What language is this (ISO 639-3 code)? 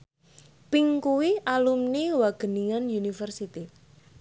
jav